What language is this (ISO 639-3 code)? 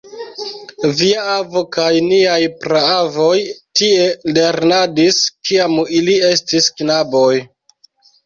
epo